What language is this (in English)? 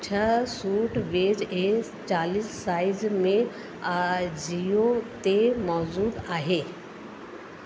Sindhi